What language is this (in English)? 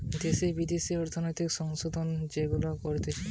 Bangla